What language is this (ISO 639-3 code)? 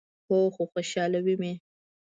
pus